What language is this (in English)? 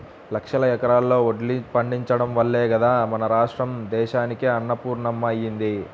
Telugu